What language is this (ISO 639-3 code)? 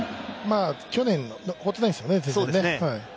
jpn